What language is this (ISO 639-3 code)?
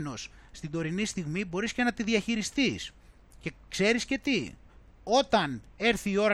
ell